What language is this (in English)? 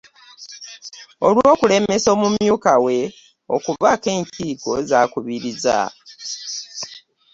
Ganda